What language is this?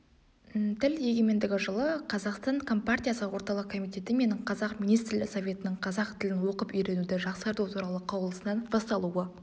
Kazakh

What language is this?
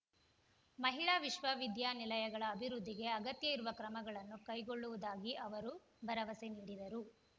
Kannada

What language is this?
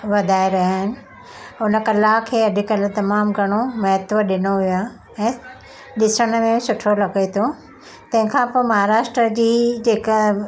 Sindhi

